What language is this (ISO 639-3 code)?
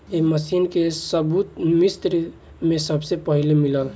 bho